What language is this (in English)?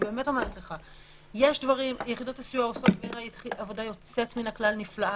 Hebrew